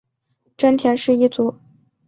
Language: Chinese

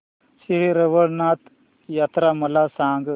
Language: Marathi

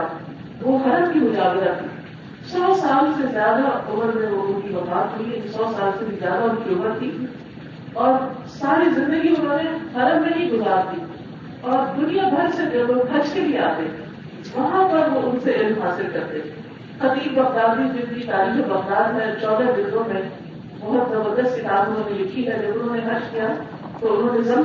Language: Urdu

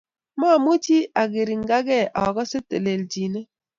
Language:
Kalenjin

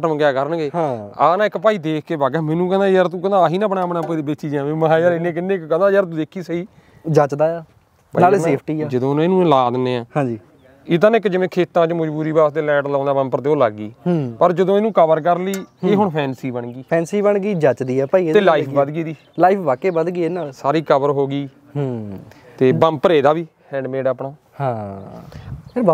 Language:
Punjabi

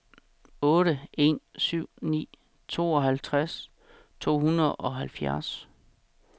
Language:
Danish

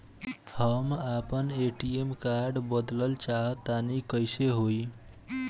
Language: Bhojpuri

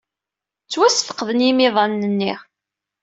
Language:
Kabyle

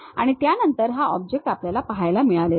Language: Marathi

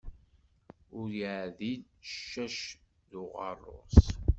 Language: Kabyle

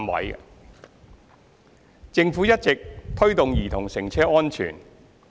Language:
Cantonese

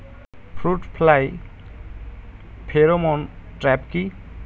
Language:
Bangla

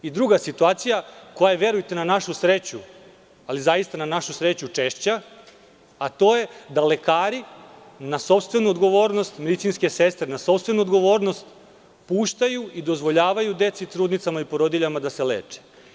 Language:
Serbian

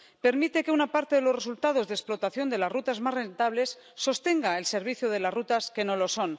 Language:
Spanish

